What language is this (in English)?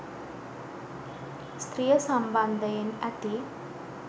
Sinhala